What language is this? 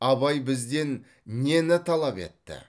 Kazakh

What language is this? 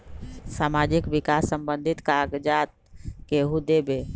Magahi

